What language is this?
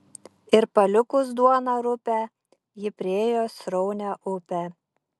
Lithuanian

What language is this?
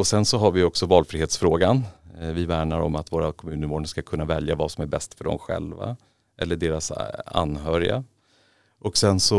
Swedish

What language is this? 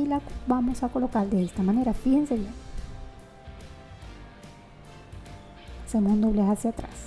Spanish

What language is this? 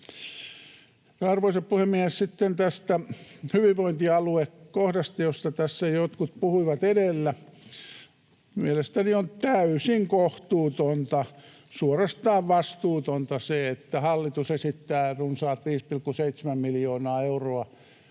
Finnish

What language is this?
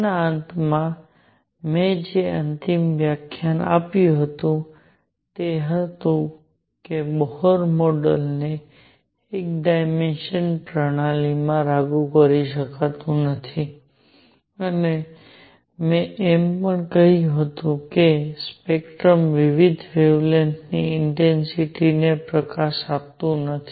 Gujarati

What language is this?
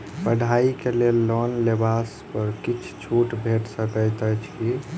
Maithili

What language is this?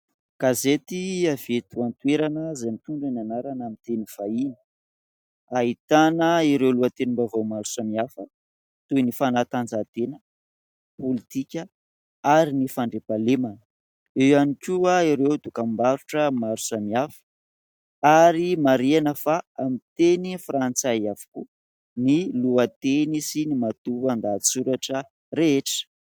Malagasy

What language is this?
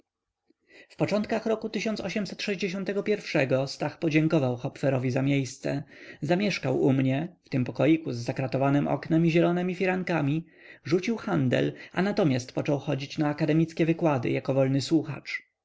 Polish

